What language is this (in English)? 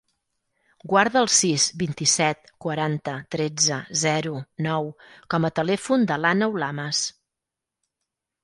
Catalan